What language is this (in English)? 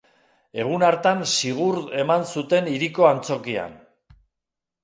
Basque